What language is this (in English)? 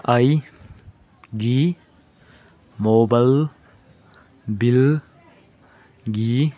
Manipuri